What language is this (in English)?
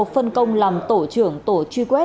Vietnamese